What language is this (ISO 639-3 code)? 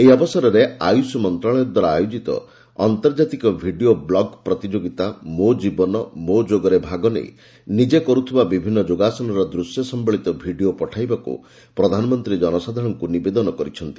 ori